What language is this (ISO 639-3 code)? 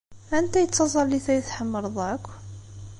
kab